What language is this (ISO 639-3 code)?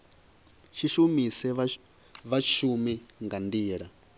ven